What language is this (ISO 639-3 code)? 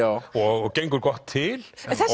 isl